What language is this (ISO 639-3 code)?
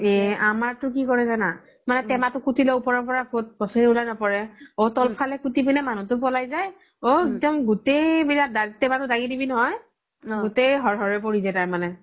asm